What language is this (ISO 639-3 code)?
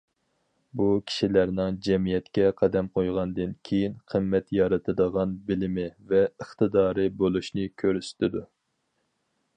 uig